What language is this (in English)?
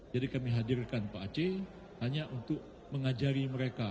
Indonesian